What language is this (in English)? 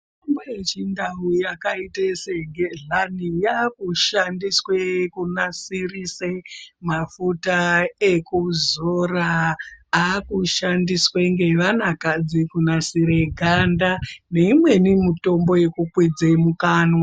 Ndau